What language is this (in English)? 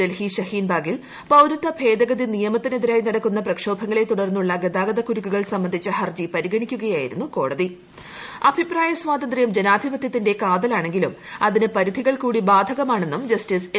Malayalam